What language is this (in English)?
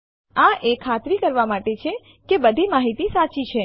Gujarati